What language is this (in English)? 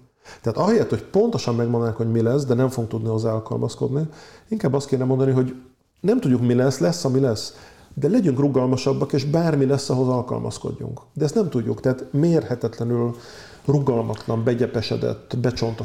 Hungarian